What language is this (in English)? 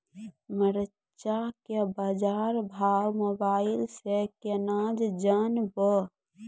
Maithili